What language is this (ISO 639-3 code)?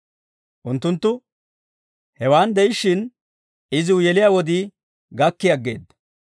dwr